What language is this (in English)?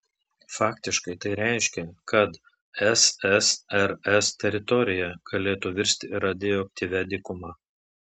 Lithuanian